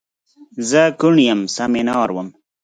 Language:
Pashto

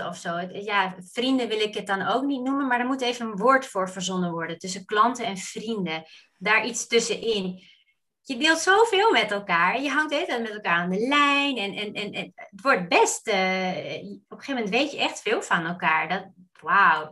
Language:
Dutch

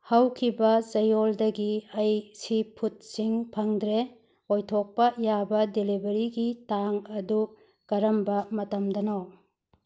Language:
Manipuri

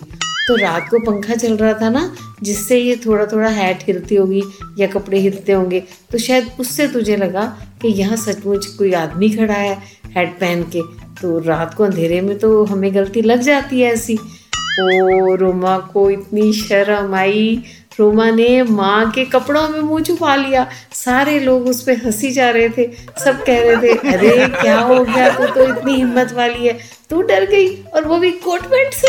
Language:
Hindi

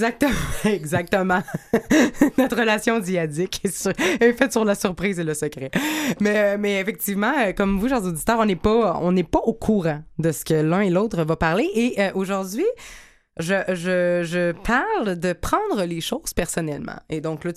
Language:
French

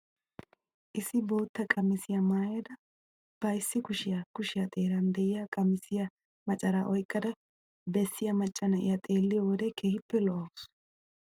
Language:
Wolaytta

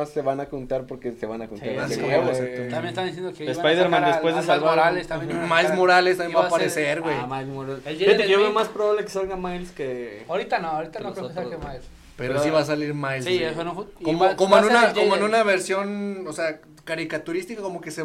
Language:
Spanish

